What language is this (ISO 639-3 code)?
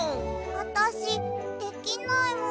jpn